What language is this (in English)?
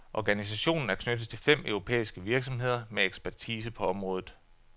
Danish